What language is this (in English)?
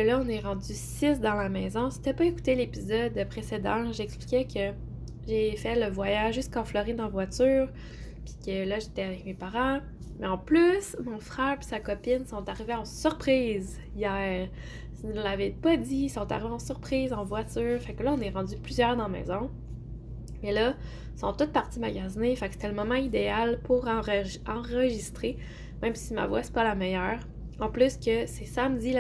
French